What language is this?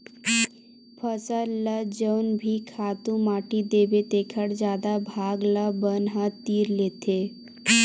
Chhattisgarhi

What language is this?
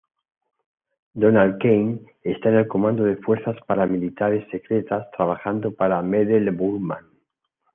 Spanish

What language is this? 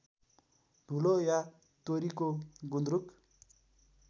Nepali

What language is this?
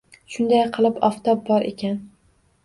Uzbek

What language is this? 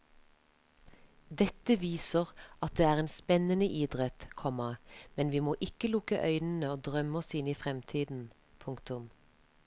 Norwegian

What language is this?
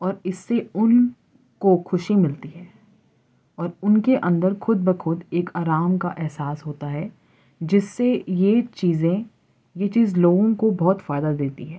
Urdu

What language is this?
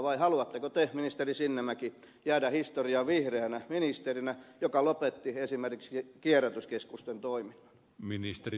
Finnish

